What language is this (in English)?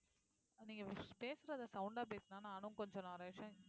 Tamil